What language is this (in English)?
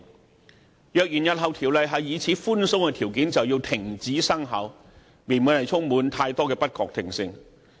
Cantonese